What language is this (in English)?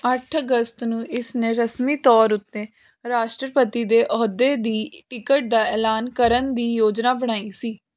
Punjabi